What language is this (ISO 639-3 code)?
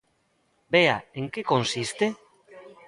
glg